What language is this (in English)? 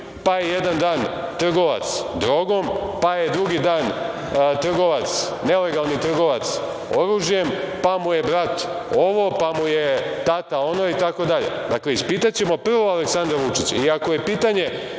Serbian